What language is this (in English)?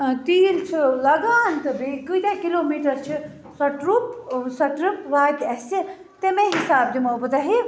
Kashmiri